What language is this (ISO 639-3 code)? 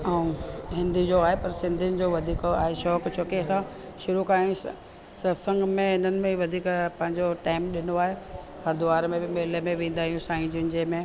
snd